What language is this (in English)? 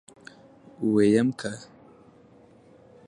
Pashto